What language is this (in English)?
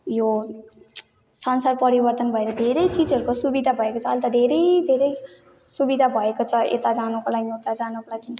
Nepali